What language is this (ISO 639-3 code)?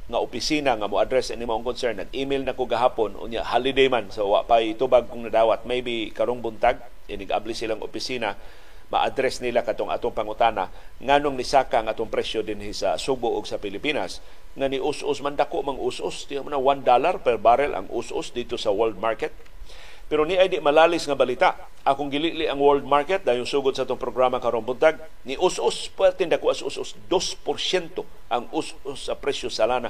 fil